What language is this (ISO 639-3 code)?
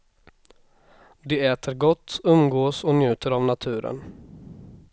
swe